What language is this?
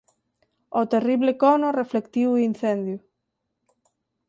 Galician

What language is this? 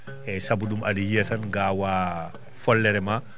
Fula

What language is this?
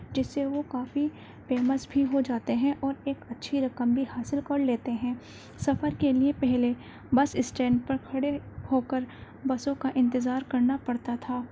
Urdu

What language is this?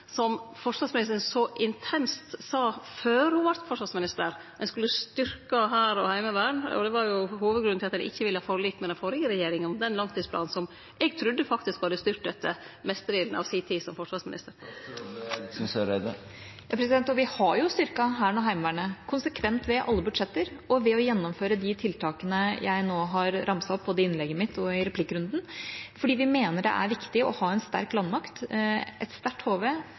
Norwegian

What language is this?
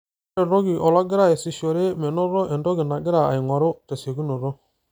Masai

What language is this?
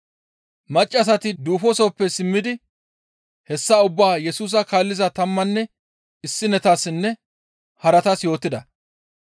Gamo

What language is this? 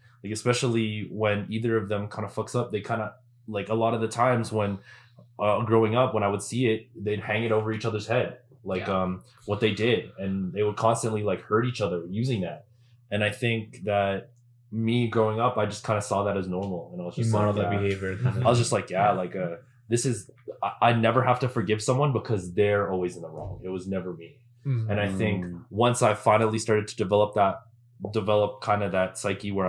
English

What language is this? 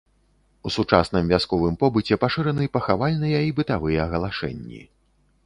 Belarusian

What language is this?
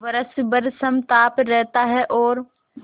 Hindi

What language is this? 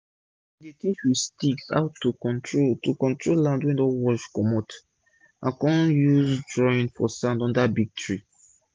Nigerian Pidgin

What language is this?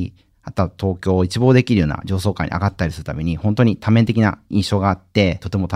Japanese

